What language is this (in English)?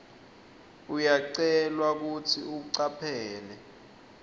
Swati